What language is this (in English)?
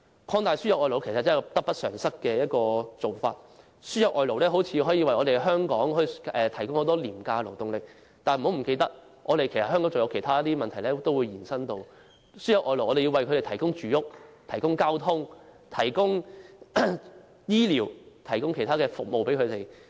Cantonese